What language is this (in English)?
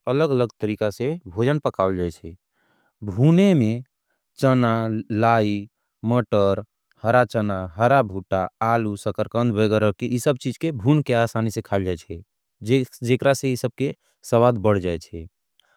Angika